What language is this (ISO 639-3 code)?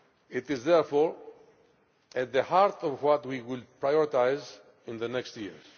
eng